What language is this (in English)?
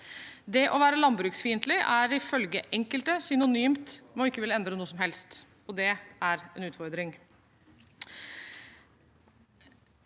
Norwegian